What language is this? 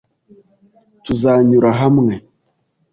Kinyarwanda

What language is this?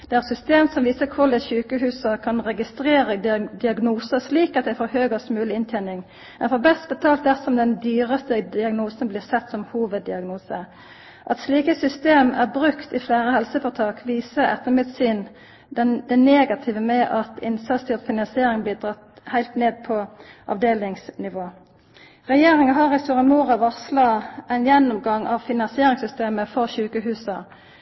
Norwegian Nynorsk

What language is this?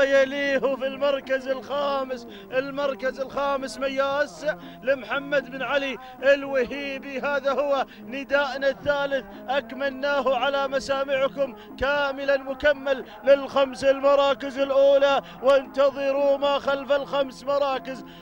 Arabic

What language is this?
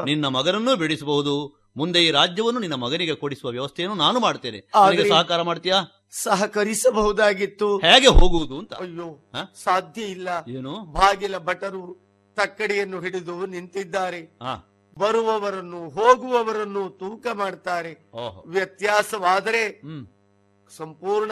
Kannada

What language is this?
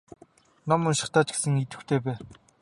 Mongolian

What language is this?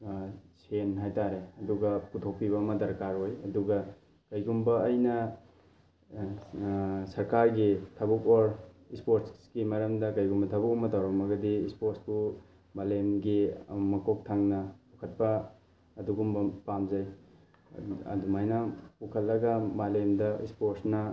Manipuri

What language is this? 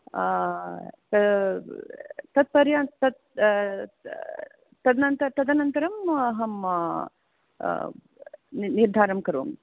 Sanskrit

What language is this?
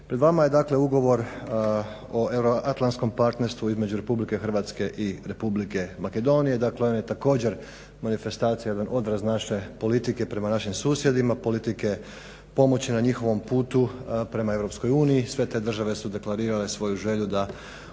Croatian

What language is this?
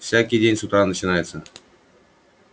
Russian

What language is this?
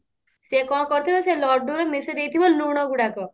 Odia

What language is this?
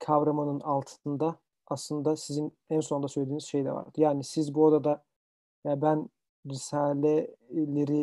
Turkish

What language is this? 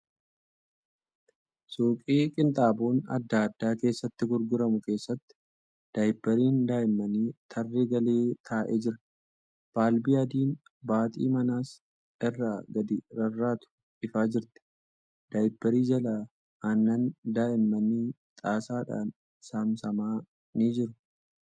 Oromo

